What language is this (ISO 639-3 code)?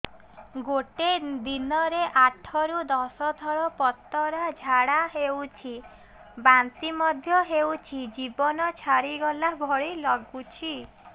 ori